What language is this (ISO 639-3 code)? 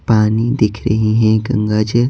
hin